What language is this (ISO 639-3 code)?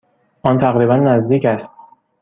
fas